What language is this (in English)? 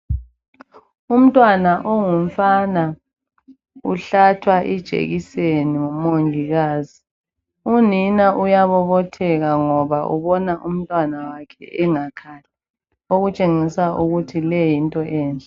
North Ndebele